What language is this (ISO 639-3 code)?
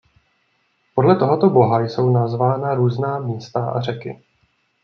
ces